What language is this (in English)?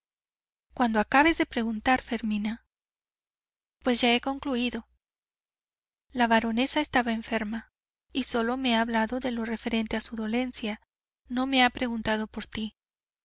Spanish